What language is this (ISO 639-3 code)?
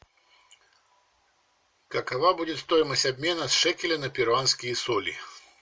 rus